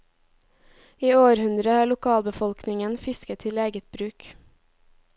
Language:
Norwegian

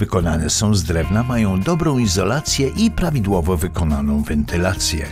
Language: Polish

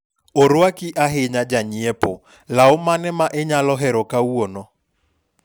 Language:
Luo (Kenya and Tanzania)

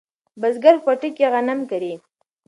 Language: Pashto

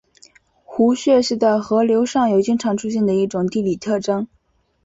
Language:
Chinese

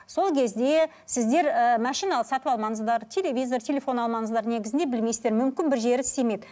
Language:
Kazakh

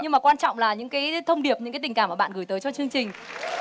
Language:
Vietnamese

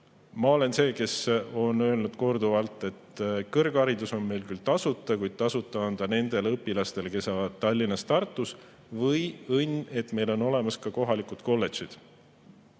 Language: Estonian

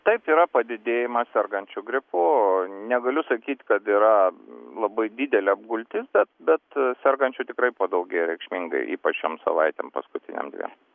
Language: Lithuanian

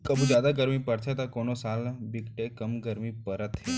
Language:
Chhattisgarhi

